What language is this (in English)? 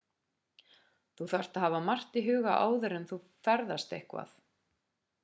Icelandic